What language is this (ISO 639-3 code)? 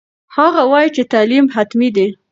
pus